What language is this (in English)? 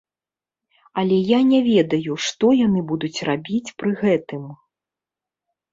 Belarusian